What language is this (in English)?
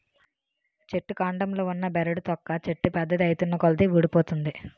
Telugu